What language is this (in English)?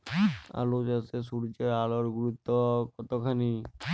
Bangla